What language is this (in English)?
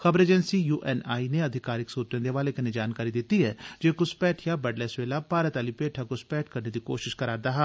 Dogri